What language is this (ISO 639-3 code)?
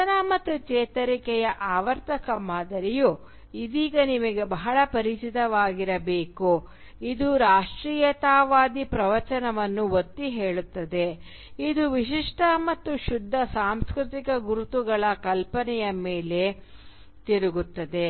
kan